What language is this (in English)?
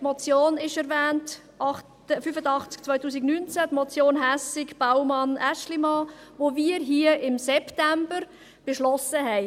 Swiss German